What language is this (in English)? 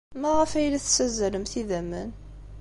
Kabyle